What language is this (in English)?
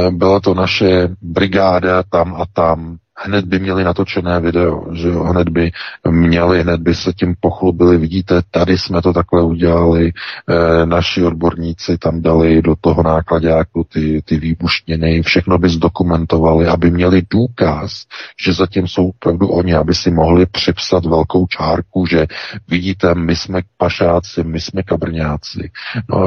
Czech